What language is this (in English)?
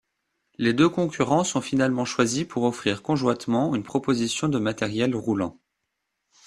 French